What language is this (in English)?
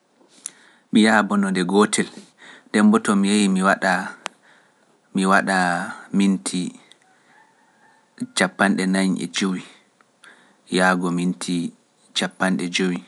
Pular